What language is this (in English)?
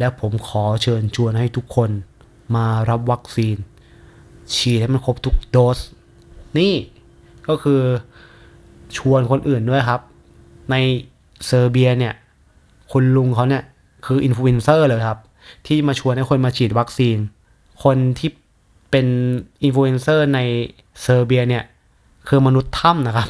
Thai